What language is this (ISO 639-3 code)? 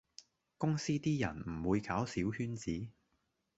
yue